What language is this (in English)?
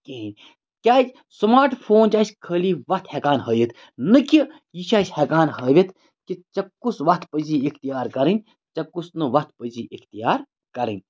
Kashmiri